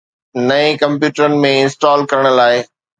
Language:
Sindhi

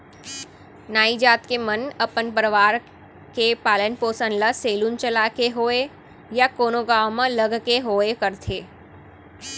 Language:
Chhattisgarhi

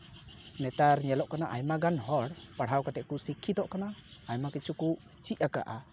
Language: Santali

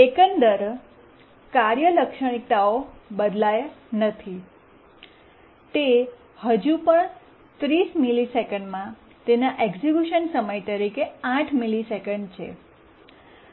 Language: Gujarati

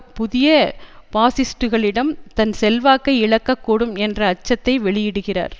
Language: Tamil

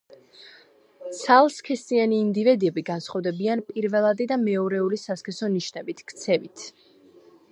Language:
Georgian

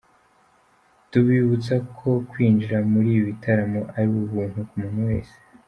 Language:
Kinyarwanda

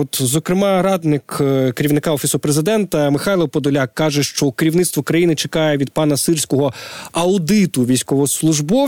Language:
Ukrainian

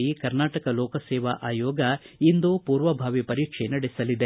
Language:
Kannada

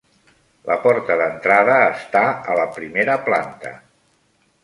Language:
Catalan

